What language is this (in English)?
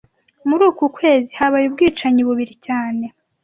Kinyarwanda